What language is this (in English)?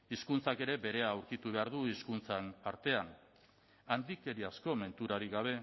Basque